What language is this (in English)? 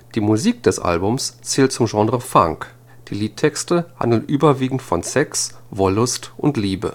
German